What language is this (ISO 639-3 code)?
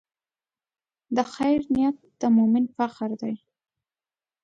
pus